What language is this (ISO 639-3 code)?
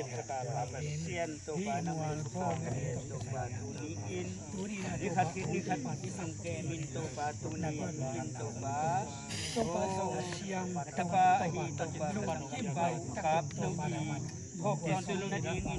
tha